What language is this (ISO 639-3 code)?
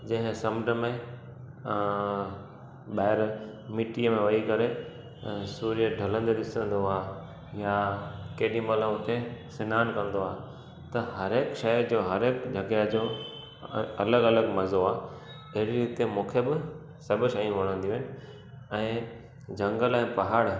snd